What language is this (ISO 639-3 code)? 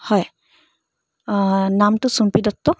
asm